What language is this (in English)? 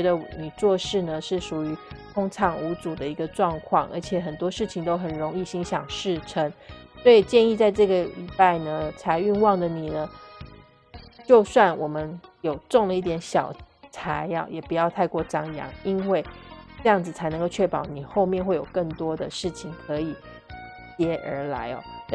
Chinese